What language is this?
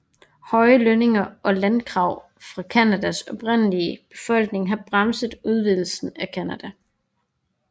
Danish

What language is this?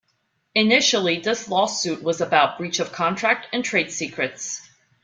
English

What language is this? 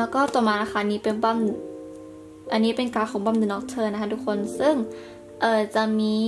Thai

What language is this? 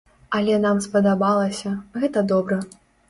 Belarusian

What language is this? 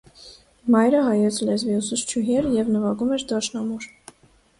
Armenian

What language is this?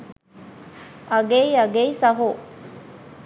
Sinhala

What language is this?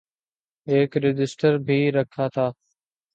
Urdu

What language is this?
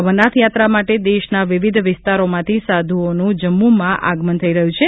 Gujarati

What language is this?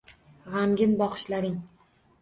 Uzbek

